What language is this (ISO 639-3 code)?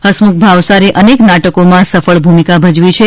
guj